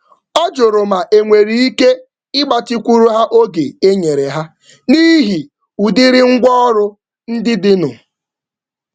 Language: Igbo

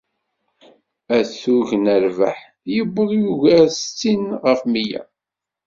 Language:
Kabyle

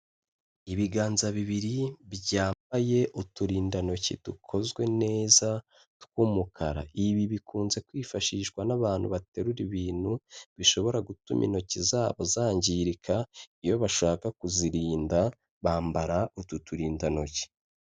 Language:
Kinyarwanda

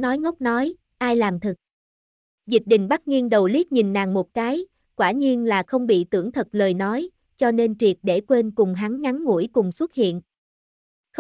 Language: Vietnamese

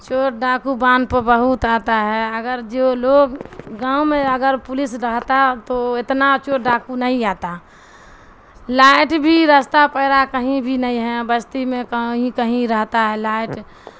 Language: Urdu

